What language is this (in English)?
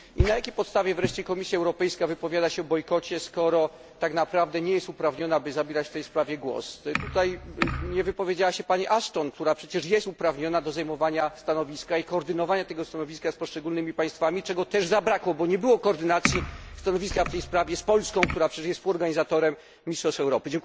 Polish